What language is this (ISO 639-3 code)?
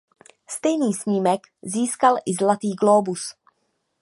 ces